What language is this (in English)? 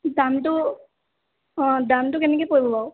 Assamese